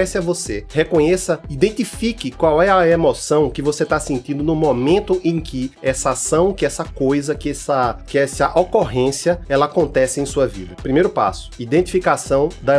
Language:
Portuguese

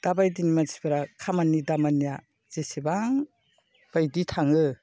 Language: Bodo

